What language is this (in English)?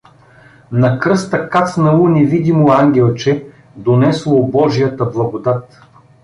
Bulgarian